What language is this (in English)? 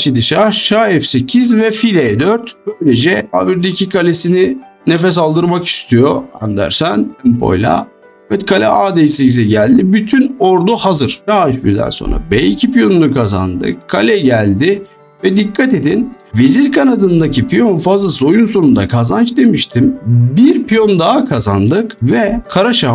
Turkish